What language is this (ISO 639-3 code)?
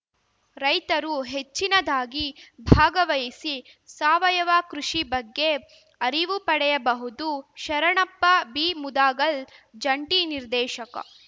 kan